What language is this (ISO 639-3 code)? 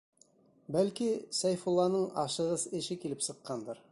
bak